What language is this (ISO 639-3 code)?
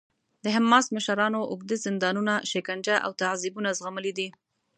pus